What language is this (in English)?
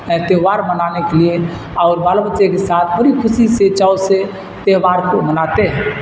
Urdu